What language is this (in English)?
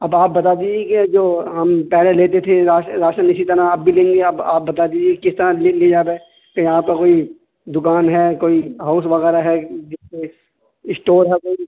Urdu